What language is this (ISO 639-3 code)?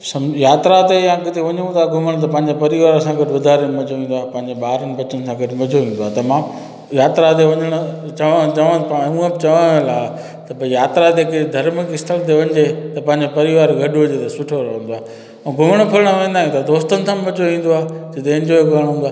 snd